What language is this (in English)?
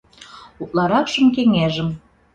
Mari